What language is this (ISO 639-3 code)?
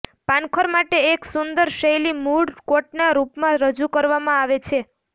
guj